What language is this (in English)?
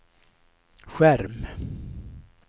Swedish